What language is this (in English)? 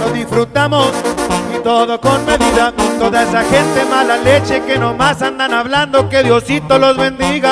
Spanish